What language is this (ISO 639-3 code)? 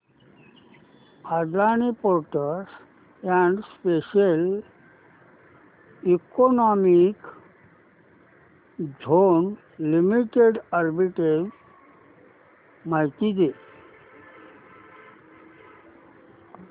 mar